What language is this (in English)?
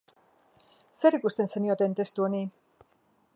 Basque